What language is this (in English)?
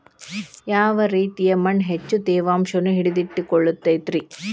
Kannada